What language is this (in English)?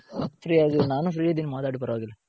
Kannada